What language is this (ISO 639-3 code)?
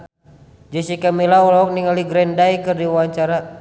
sun